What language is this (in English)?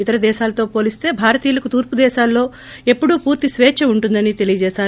Telugu